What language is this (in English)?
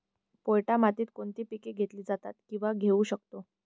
Marathi